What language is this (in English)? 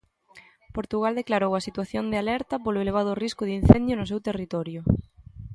Galician